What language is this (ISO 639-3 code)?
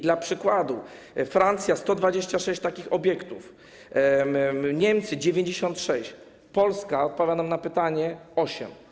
pol